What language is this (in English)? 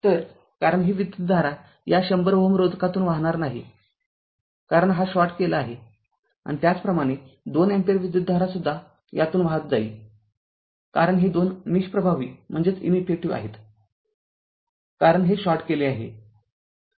Marathi